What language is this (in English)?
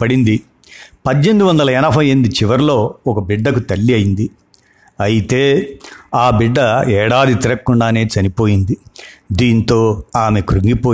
Telugu